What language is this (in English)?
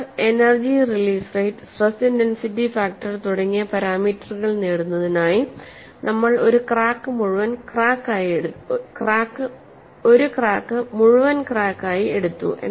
Malayalam